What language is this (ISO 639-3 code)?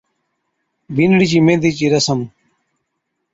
odk